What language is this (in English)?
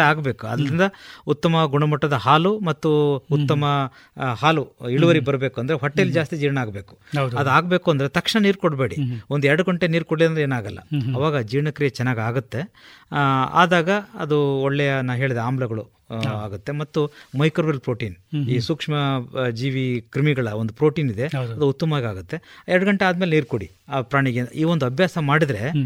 Kannada